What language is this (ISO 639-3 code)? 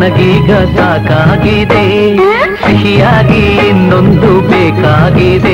kan